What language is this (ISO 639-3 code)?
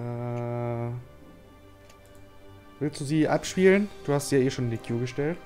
deu